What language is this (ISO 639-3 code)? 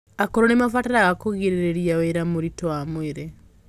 kik